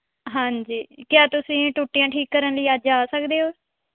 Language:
Punjabi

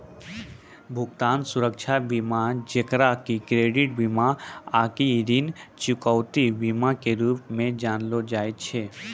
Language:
Maithili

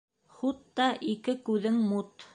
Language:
Bashkir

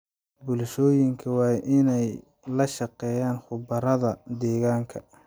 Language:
Somali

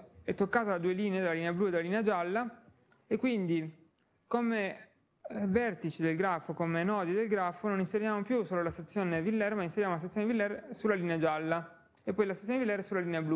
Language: Italian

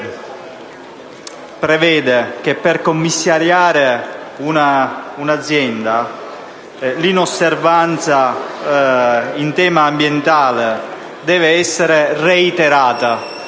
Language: Italian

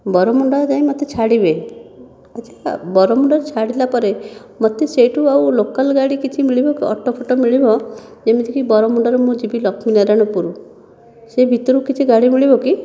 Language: Odia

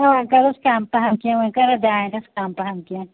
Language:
Kashmiri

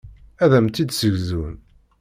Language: Kabyle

